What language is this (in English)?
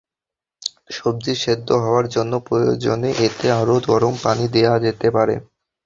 Bangla